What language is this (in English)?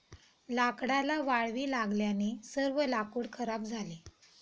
Marathi